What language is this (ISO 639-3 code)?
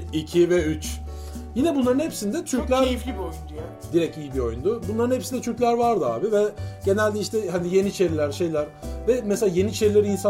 tur